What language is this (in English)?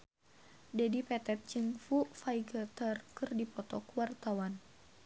Sundanese